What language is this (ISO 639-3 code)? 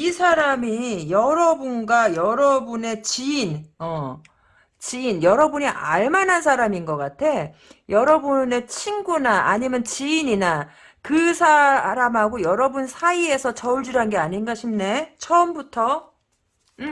kor